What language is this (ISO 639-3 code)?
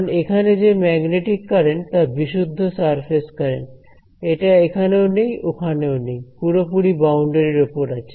ben